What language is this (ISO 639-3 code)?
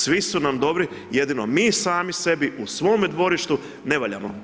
hrv